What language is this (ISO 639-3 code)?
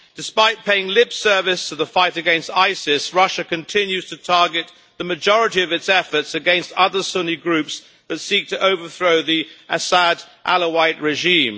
eng